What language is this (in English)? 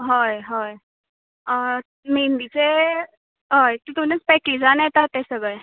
Konkani